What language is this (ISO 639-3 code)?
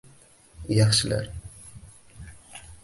uzb